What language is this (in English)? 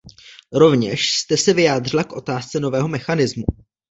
Czech